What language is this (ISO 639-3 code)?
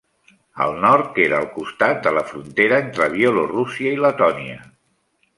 cat